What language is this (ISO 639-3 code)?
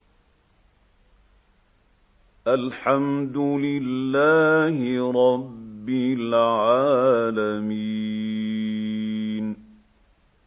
ara